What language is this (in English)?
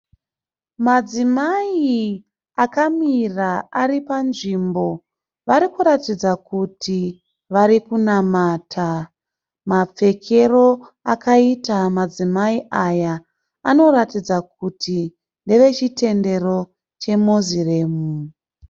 Shona